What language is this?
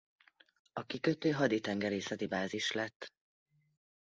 Hungarian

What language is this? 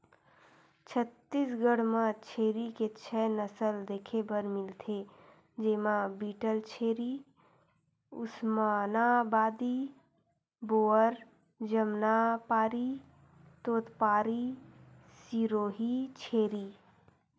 Chhattisgarhi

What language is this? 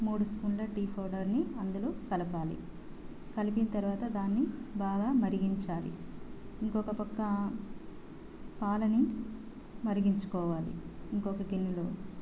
Telugu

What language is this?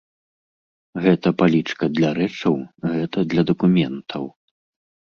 Belarusian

